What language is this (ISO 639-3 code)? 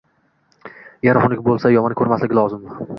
uzb